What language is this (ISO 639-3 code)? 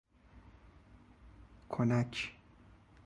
fas